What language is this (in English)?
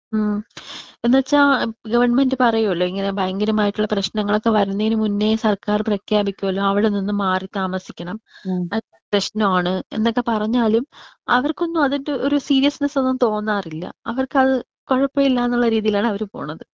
Malayalam